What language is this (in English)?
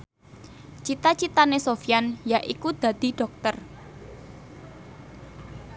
Javanese